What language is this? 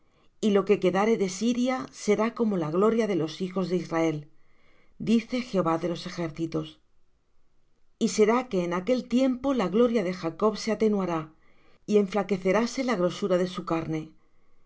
Spanish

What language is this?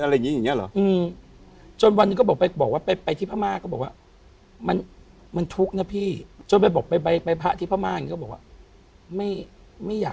Thai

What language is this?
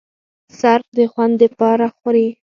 Pashto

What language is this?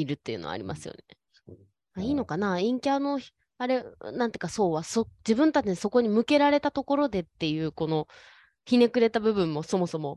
Japanese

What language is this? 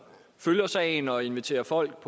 Danish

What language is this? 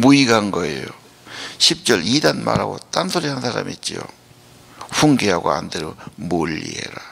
Korean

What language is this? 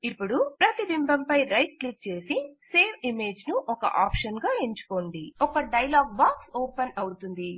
Telugu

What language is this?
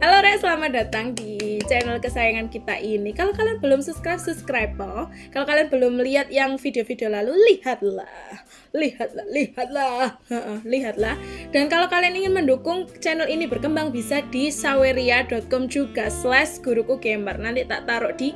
Indonesian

